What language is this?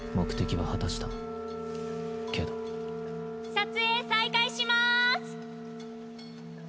Japanese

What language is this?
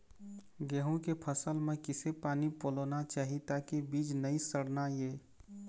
Chhattisgarhi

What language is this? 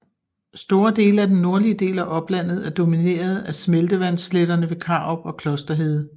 Danish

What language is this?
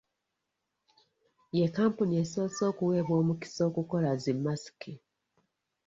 Ganda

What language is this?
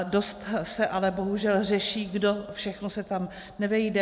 Czech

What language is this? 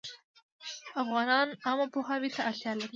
Pashto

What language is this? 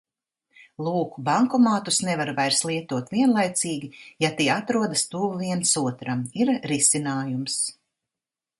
Latvian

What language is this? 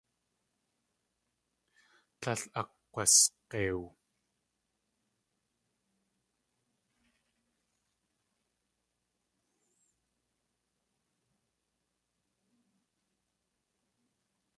Tlingit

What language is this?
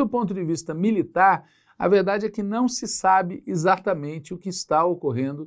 Portuguese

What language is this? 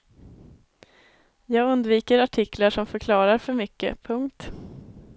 Swedish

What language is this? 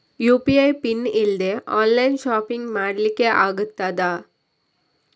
Kannada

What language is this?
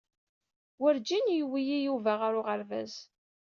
Kabyle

